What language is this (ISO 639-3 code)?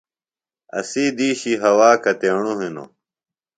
phl